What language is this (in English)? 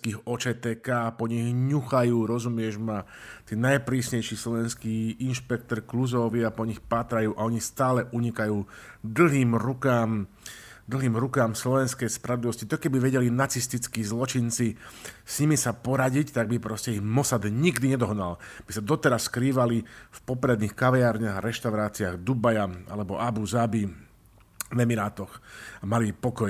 Slovak